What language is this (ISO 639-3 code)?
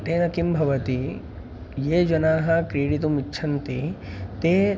san